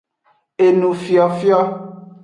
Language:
Aja (Benin)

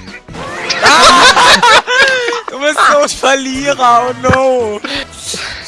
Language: German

